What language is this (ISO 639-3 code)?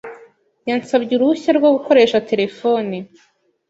kin